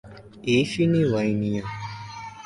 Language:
Yoruba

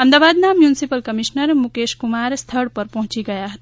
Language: Gujarati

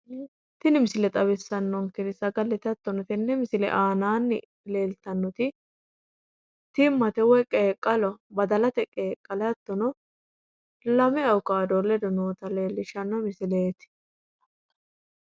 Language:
Sidamo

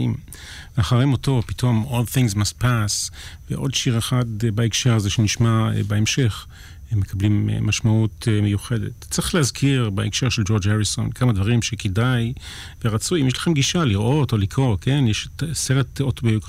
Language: Hebrew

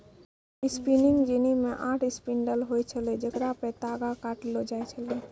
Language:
Maithili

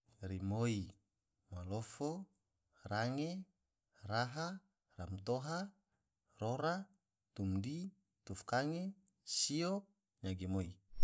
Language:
Tidore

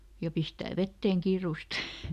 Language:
Finnish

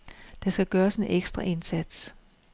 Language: Danish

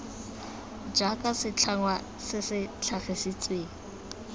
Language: Tswana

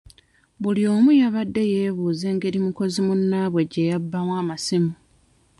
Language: Ganda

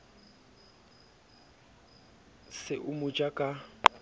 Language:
Southern Sotho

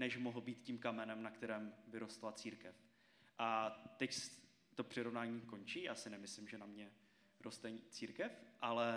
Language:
Czech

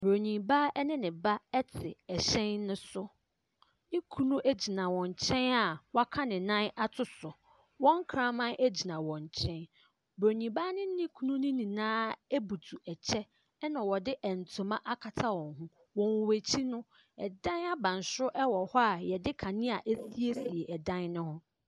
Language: Akan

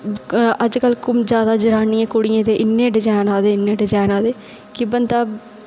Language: Dogri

